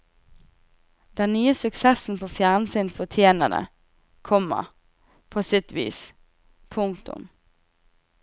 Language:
Norwegian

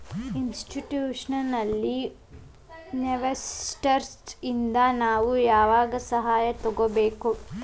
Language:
Kannada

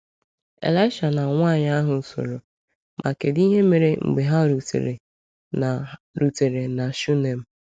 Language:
Igbo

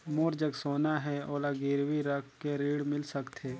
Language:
Chhattisgarhi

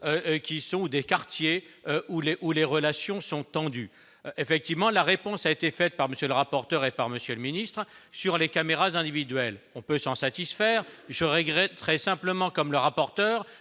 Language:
French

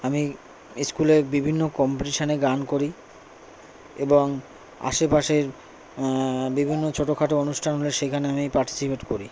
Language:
Bangla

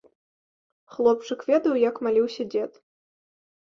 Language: Belarusian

